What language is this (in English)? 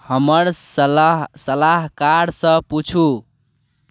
Maithili